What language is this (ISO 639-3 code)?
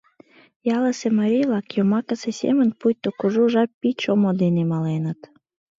chm